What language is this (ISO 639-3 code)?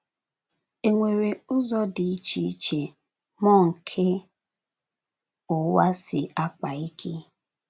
ibo